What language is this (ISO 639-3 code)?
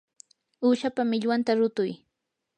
qur